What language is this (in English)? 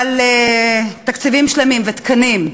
Hebrew